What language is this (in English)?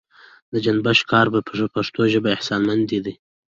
Pashto